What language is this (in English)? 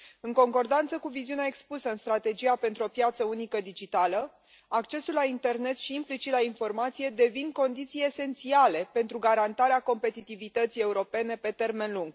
Romanian